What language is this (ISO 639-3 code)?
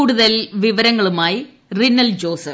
mal